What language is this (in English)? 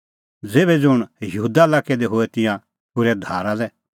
Kullu Pahari